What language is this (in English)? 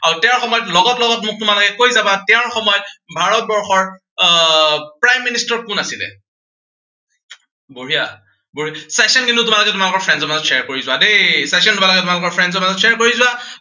Assamese